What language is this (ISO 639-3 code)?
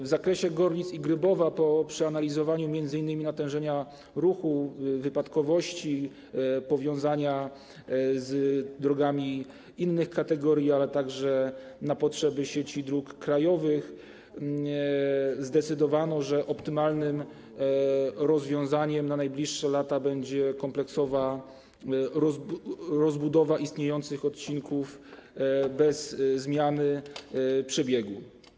pol